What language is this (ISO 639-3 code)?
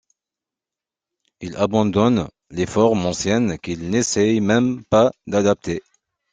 fra